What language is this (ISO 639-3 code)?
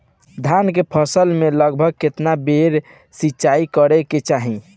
bho